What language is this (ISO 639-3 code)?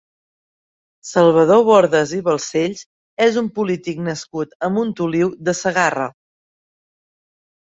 cat